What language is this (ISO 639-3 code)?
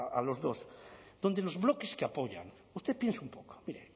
spa